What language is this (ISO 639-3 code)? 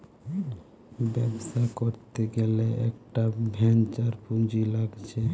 ben